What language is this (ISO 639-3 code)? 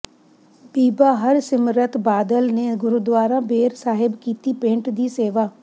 pan